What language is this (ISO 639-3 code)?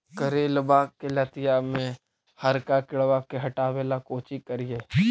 mag